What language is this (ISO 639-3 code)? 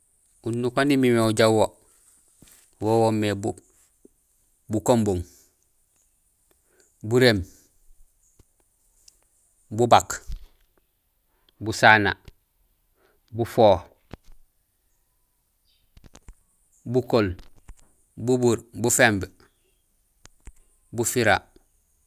gsl